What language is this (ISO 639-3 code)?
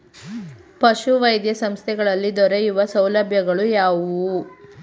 kan